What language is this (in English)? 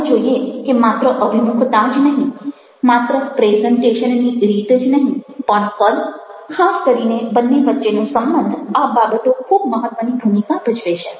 Gujarati